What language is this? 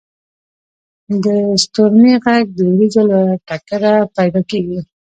Pashto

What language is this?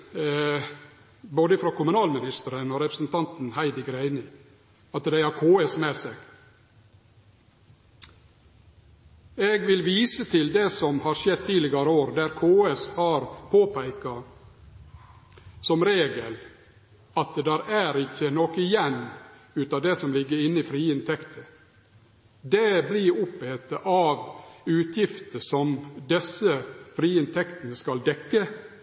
Norwegian Nynorsk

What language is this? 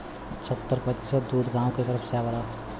Bhojpuri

